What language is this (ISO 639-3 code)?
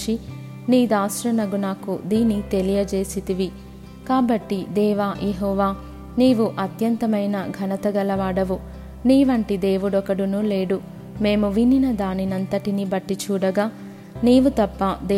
tel